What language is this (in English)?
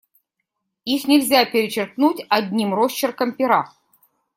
Russian